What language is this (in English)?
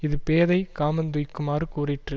Tamil